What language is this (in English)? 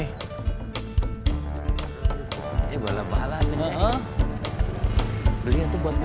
Indonesian